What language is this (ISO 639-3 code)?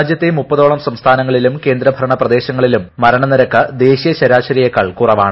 mal